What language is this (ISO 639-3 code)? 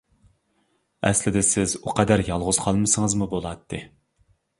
uig